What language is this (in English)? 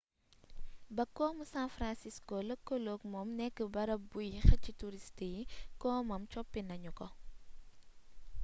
Wolof